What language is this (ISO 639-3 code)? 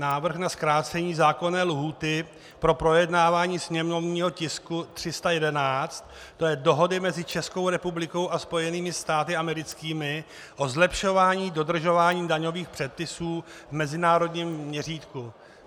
ces